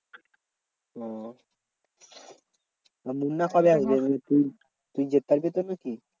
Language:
Bangla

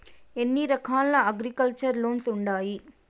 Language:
Telugu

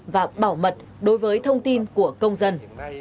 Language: Vietnamese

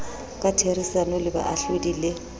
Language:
Southern Sotho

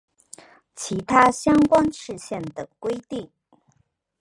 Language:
Chinese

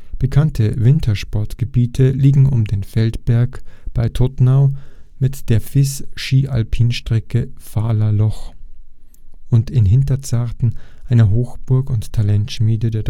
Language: German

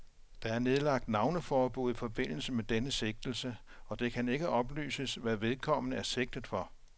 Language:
Danish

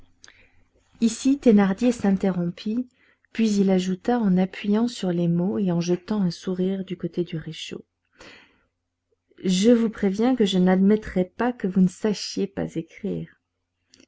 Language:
French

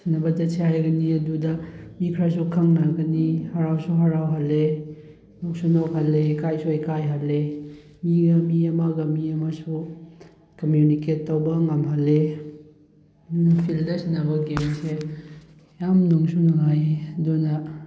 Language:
Manipuri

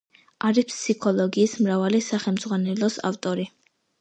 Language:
Georgian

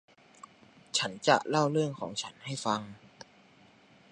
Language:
Thai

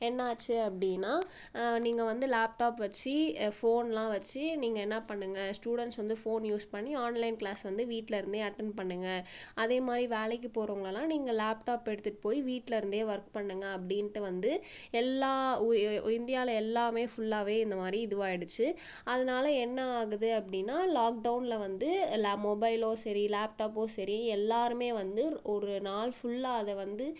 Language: Tamil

